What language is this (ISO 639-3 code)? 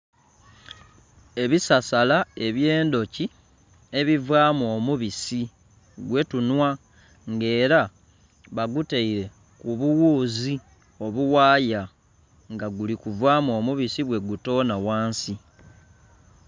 xog